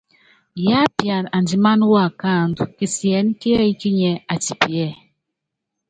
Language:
Yangben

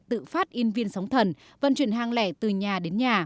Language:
Vietnamese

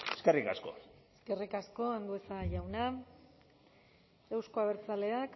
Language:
Basque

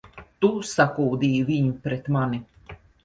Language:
Latvian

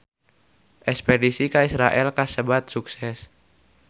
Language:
Sundanese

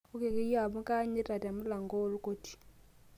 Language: Masai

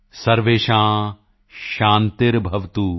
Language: Punjabi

